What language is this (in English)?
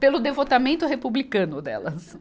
Portuguese